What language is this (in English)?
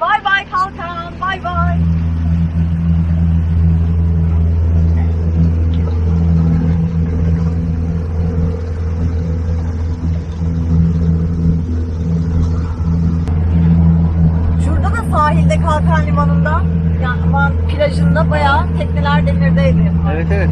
Turkish